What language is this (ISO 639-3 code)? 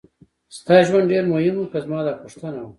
pus